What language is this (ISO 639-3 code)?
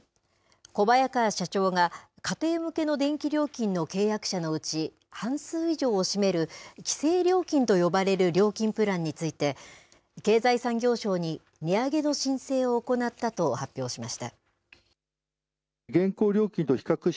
jpn